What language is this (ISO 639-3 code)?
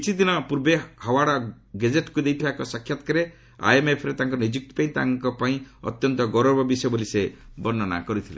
ori